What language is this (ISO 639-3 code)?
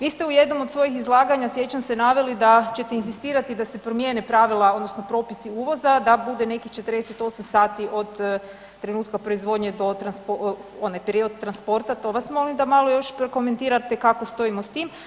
hrv